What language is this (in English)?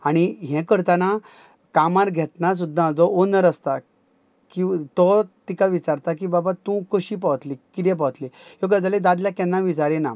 Konkani